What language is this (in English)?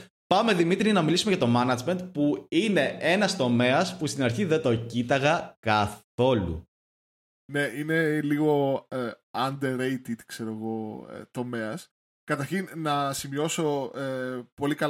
Greek